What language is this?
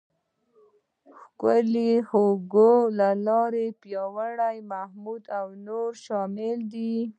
Pashto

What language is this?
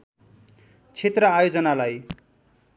Nepali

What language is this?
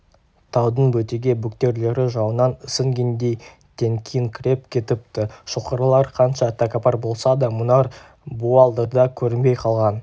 Kazakh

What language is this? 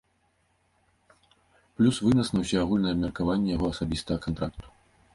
Belarusian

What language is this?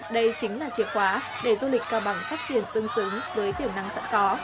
Vietnamese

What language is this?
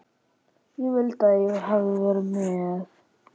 Icelandic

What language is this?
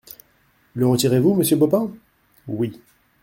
French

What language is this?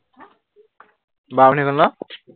Assamese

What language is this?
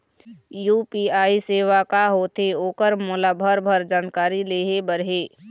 Chhattisgarhi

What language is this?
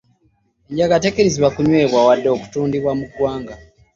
Ganda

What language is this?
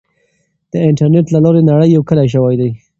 Pashto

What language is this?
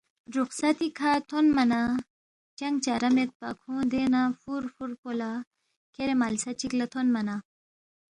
Balti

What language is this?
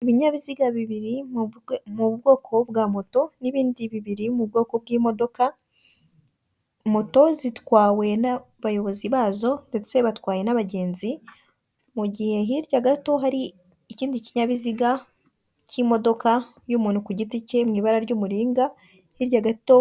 Kinyarwanda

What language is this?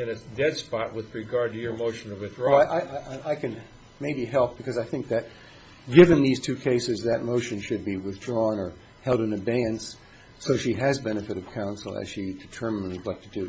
English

